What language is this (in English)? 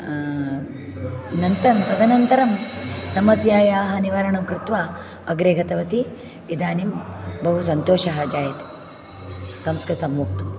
Sanskrit